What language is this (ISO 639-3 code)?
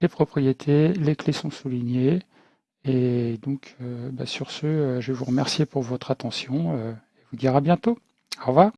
fra